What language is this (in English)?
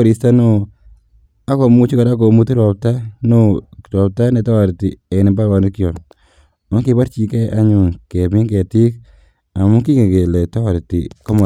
Kalenjin